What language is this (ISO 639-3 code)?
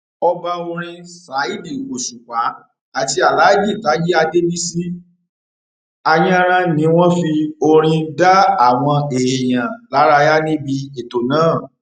yor